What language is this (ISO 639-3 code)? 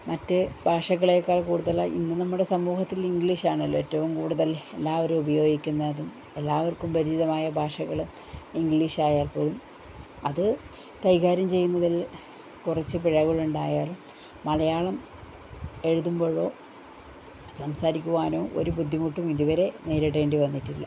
mal